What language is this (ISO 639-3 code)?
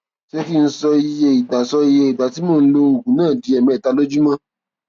yor